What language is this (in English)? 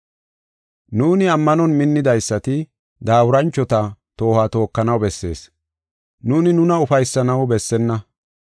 Gofa